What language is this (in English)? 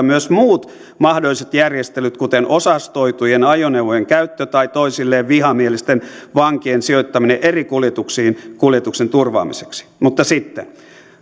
Finnish